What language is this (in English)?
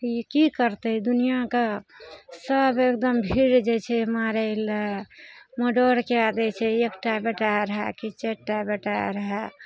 Maithili